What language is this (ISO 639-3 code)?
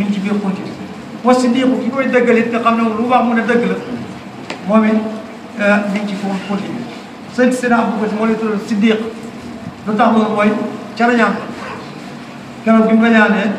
ara